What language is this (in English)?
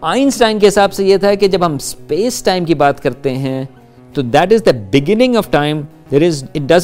Urdu